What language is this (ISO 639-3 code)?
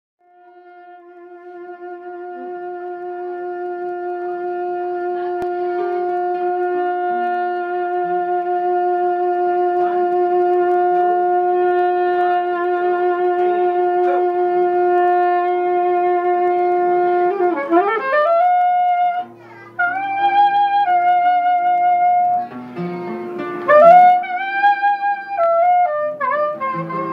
ind